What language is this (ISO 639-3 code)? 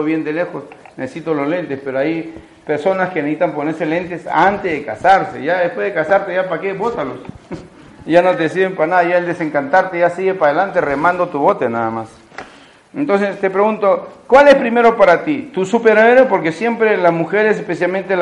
spa